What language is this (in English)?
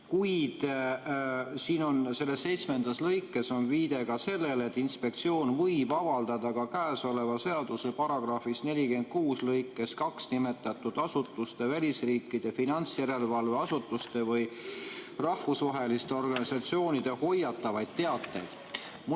Estonian